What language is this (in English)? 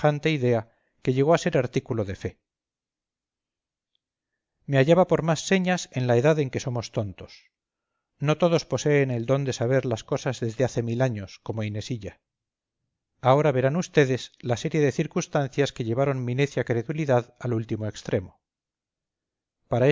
Spanish